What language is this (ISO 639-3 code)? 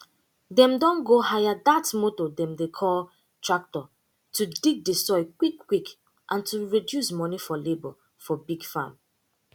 pcm